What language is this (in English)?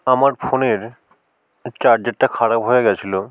Bangla